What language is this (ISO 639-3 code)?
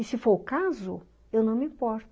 por